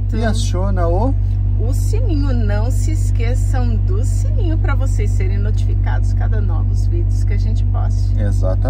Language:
Portuguese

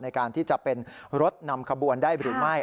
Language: Thai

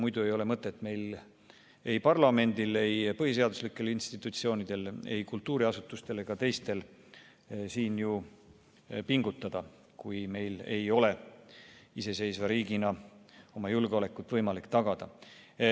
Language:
Estonian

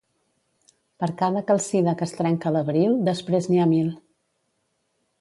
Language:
Catalan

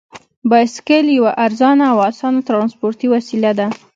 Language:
Pashto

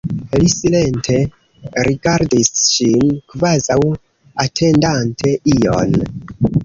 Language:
Esperanto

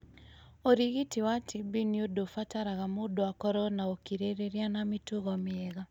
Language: Kikuyu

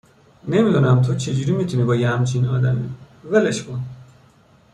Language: Persian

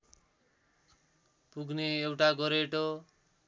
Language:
Nepali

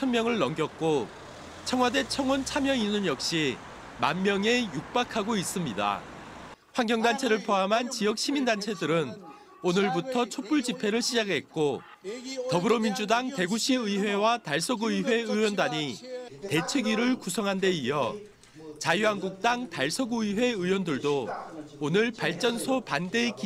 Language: Korean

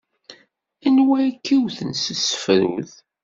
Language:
Kabyle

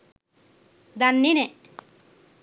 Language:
Sinhala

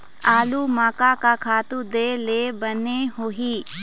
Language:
Chhattisgarhi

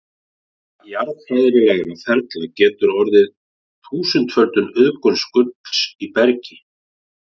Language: Icelandic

